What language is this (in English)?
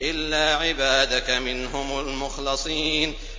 Arabic